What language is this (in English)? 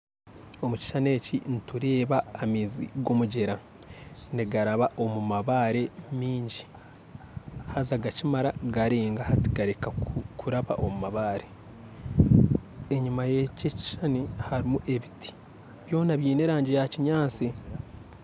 Nyankole